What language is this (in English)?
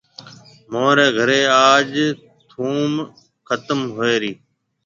Marwari (Pakistan)